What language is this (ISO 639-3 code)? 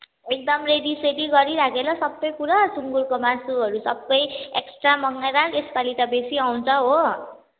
nep